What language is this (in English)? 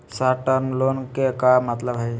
Magahi